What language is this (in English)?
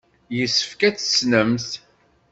Kabyle